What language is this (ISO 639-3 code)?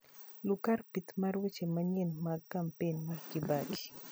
luo